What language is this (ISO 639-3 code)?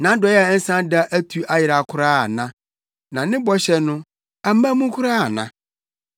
aka